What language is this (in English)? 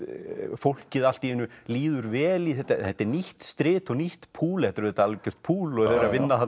Icelandic